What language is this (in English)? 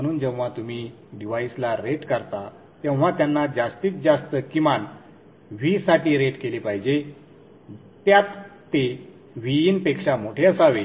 Marathi